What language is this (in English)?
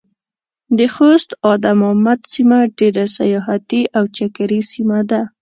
Pashto